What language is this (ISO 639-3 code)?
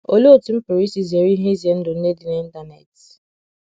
ibo